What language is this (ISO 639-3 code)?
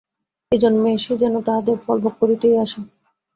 ben